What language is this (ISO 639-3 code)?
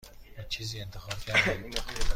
fas